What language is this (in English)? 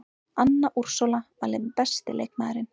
Icelandic